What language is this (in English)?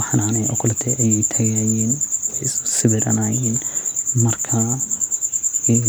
Somali